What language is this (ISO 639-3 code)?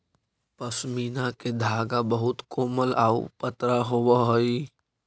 mag